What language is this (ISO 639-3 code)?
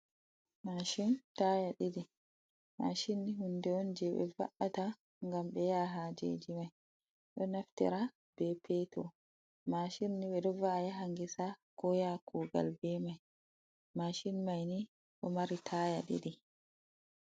ful